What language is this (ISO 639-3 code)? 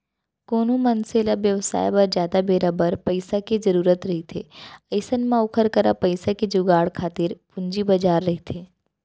hne